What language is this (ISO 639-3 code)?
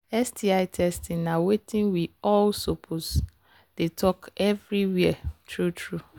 pcm